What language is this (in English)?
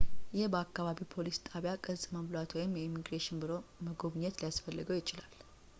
Amharic